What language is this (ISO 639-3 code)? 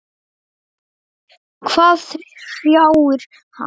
isl